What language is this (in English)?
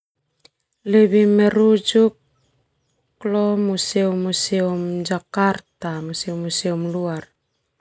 Termanu